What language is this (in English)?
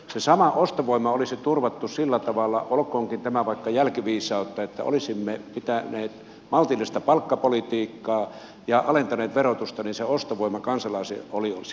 Finnish